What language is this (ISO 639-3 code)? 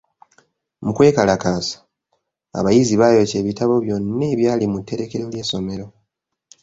lug